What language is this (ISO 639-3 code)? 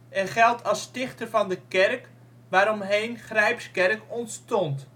nld